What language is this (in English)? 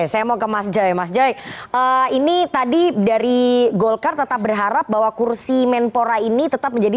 Indonesian